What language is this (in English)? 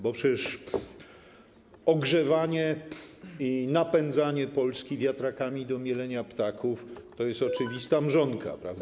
Polish